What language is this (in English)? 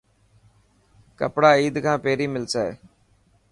Dhatki